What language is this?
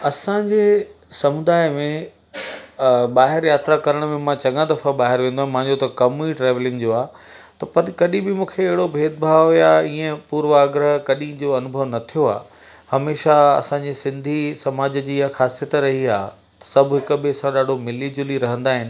Sindhi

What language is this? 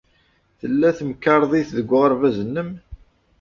Kabyle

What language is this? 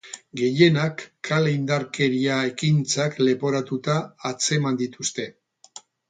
Basque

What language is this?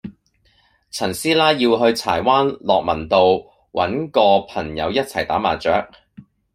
Cantonese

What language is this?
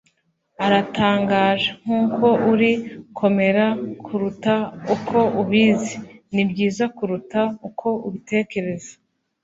Kinyarwanda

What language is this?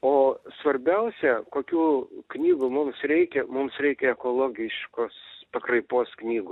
Lithuanian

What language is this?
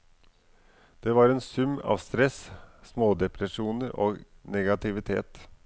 Norwegian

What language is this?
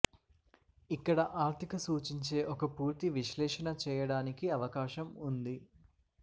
Telugu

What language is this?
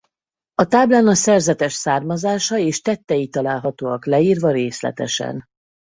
Hungarian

